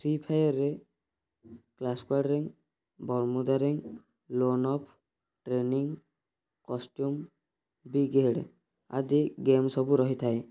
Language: Odia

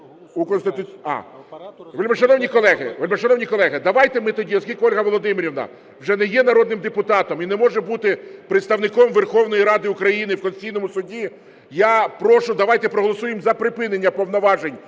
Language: Ukrainian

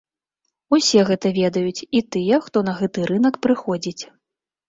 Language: Belarusian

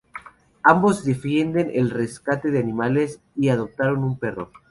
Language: Spanish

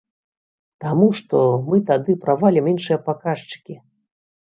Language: Belarusian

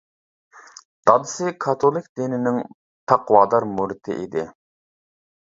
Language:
Uyghur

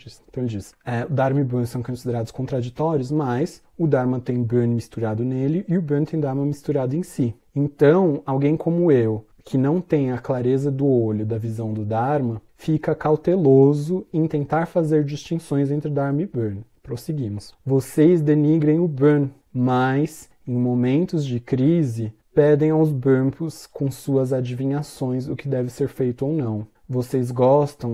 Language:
Portuguese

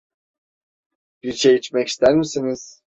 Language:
Turkish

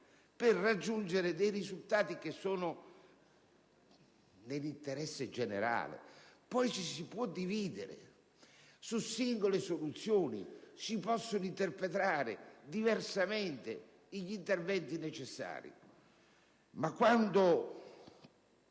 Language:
Italian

